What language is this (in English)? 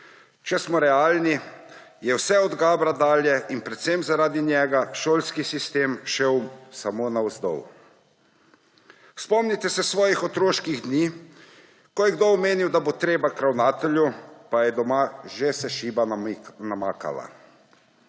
Slovenian